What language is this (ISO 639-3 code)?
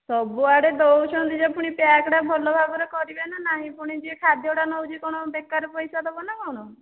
ori